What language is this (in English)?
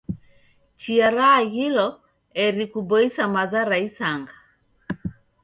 Taita